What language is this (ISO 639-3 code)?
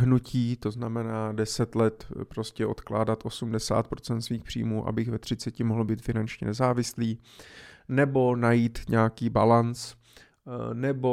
ces